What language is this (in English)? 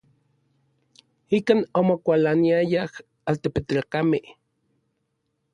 Orizaba Nahuatl